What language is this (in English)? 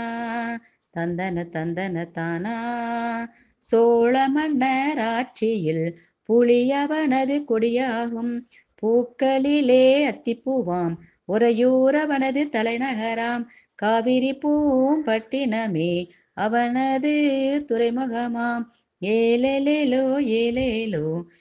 Tamil